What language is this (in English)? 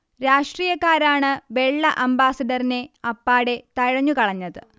Malayalam